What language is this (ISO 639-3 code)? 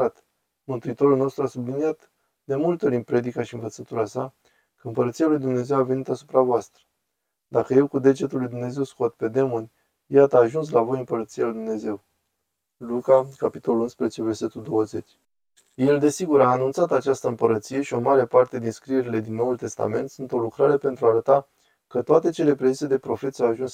ron